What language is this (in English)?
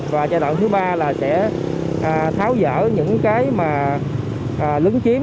Vietnamese